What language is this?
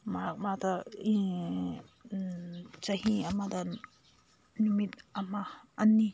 Manipuri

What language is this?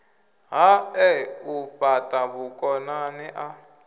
Venda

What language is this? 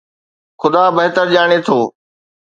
Sindhi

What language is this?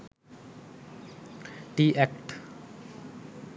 Sinhala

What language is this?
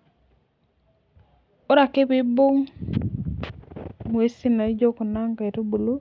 Masai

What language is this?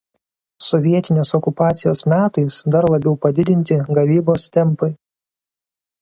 Lithuanian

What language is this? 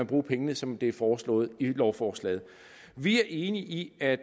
Danish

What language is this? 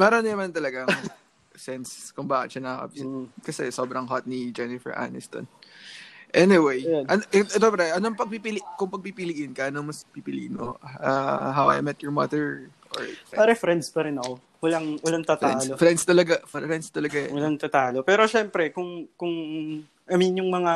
Filipino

